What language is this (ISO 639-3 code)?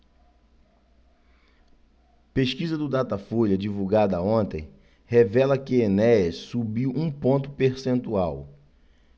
por